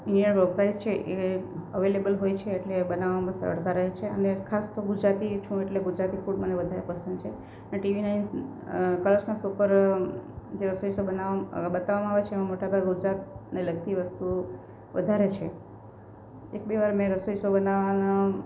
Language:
Gujarati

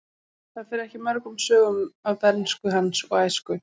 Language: Icelandic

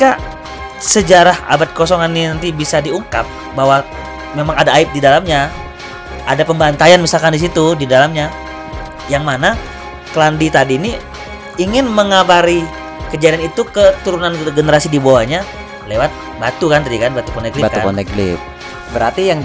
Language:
Indonesian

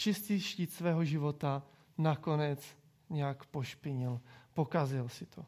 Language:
Czech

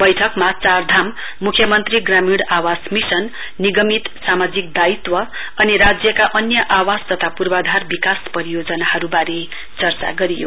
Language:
Nepali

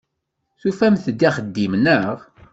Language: Kabyle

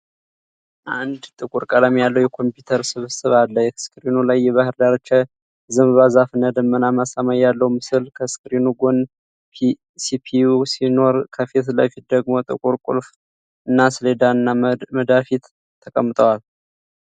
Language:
Amharic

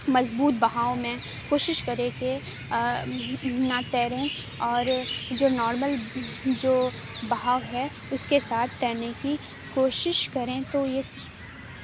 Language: Urdu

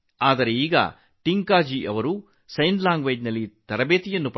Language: Kannada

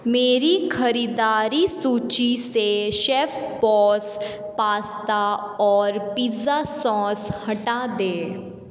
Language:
Hindi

